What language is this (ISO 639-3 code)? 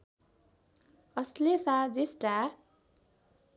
nep